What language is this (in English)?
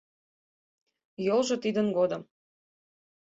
Mari